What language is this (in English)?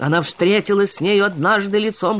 Russian